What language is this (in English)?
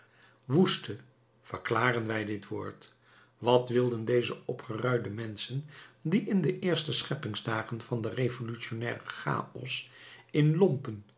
Dutch